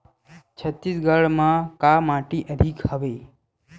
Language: Chhattisgarhi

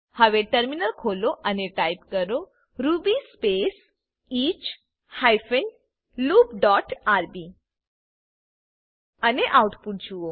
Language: Gujarati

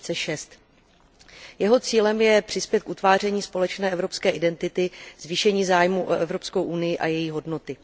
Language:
Czech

